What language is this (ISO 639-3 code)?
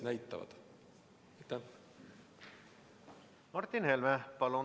est